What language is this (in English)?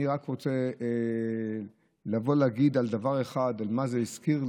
Hebrew